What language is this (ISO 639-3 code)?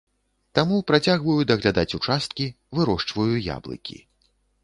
bel